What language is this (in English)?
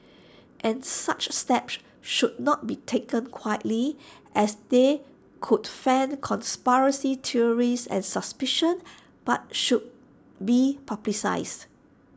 English